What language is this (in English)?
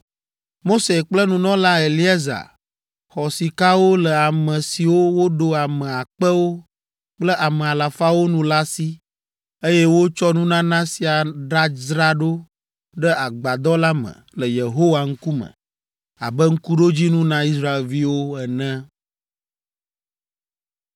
Ewe